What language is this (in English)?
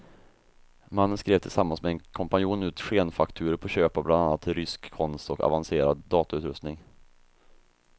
Swedish